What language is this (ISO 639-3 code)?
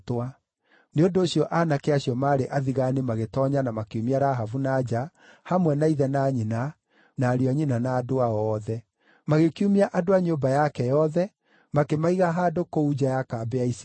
kik